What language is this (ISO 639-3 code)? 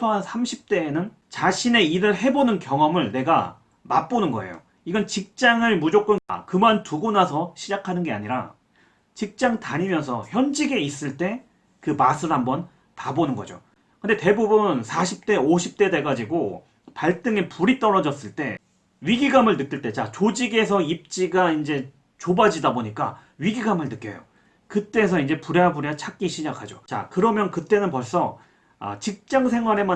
kor